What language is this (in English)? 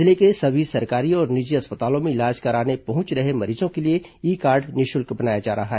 Hindi